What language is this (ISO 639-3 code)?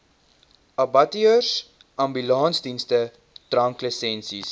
afr